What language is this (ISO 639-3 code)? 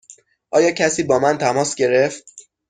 fas